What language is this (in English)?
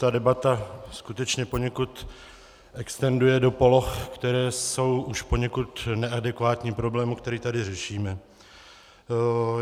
Czech